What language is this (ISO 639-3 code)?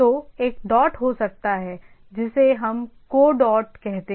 hin